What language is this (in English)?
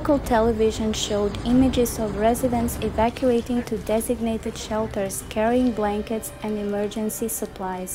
English